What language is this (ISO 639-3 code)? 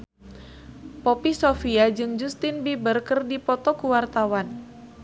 sun